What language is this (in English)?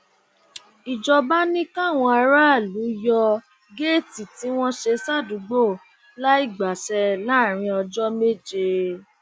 Yoruba